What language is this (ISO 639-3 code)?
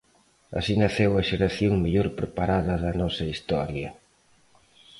glg